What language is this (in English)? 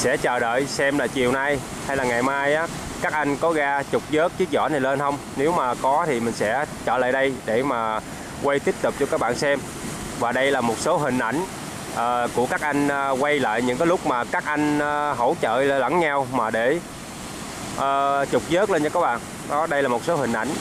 Vietnamese